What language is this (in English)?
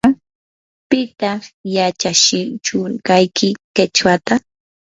Yanahuanca Pasco Quechua